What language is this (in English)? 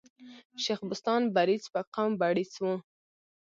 Pashto